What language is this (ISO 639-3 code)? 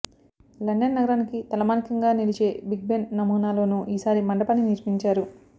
tel